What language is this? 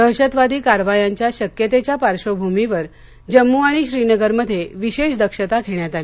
Marathi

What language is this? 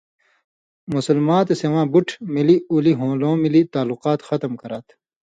Indus Kohistani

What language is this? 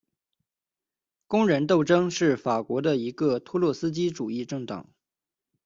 Chinese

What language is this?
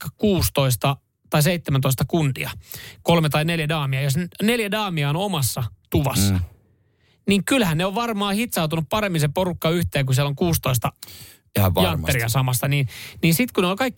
Finnish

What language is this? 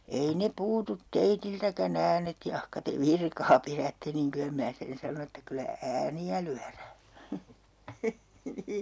Finnish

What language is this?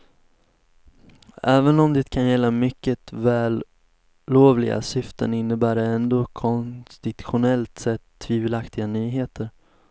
Swedish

